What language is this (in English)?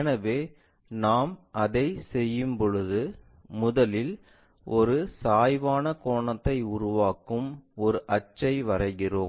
Tamil